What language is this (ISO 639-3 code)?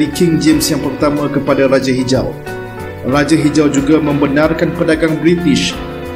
msa